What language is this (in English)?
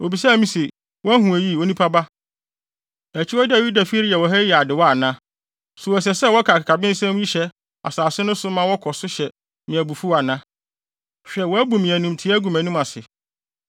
Akan